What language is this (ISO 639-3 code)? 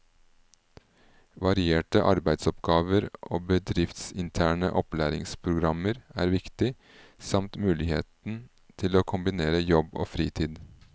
nor